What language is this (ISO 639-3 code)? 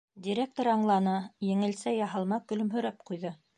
bak